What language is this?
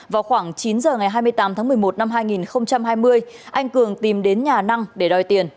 Vietnamese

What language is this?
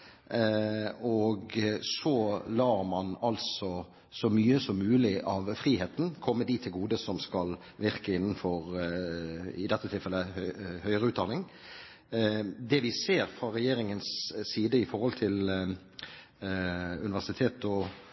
Norwegian Bokmål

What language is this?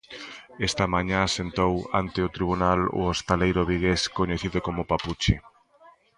Galician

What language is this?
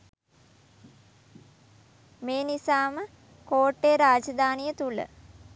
Sinhala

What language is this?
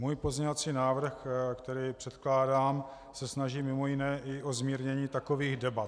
Czech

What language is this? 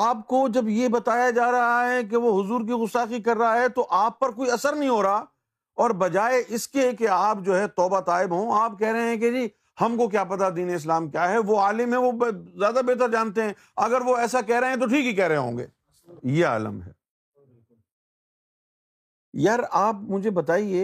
Urdu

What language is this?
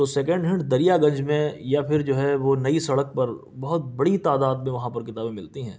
Urdu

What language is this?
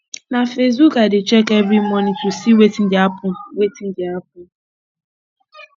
Nigerian Pidgin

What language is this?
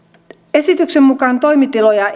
Finnish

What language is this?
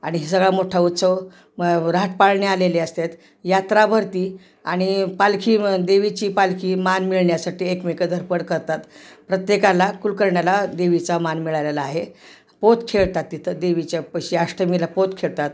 Marathi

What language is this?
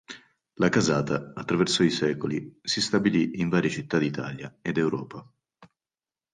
Italian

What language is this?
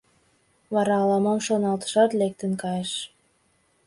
Mari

